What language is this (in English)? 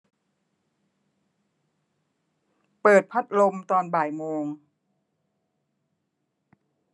Thai